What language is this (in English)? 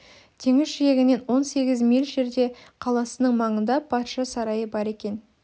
Kazakh